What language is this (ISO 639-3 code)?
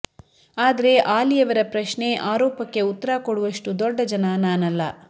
kan